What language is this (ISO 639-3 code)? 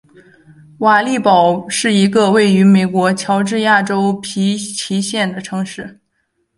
zho